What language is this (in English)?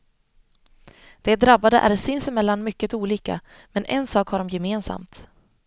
Swedish